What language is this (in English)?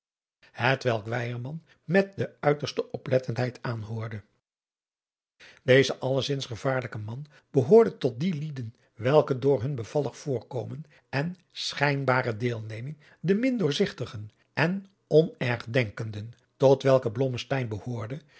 Dutch